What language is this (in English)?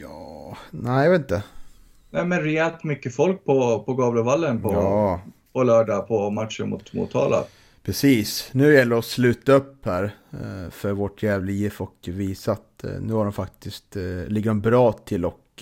Swedish